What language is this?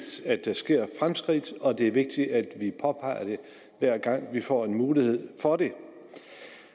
Danish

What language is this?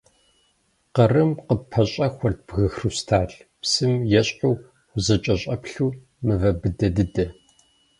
Kabardian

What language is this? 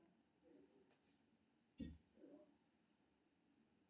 Maithili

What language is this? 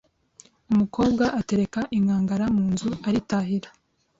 Kinyarwanda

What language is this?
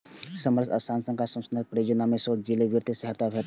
Maithili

